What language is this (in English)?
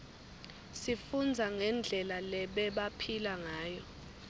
Swati